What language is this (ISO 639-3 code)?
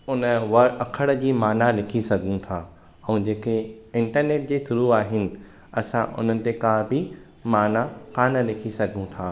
snd